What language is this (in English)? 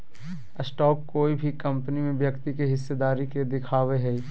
Magahi